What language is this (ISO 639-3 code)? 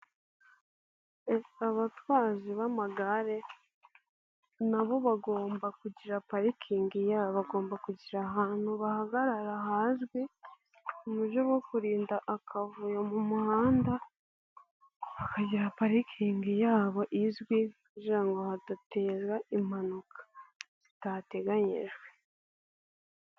kin